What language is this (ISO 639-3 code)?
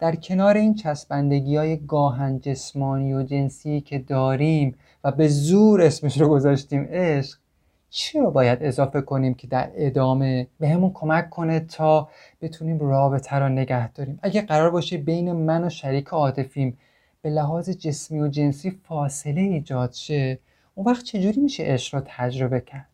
fas